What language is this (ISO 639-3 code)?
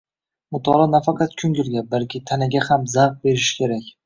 uzb